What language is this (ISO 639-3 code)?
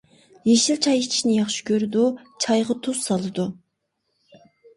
uig